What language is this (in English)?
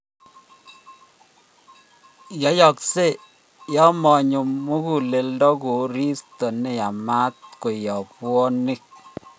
Kalenjin